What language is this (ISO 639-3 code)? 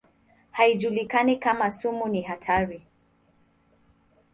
swa